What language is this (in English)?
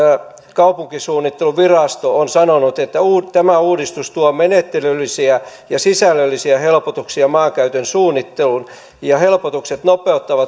Finnish